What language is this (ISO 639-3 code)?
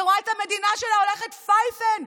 heb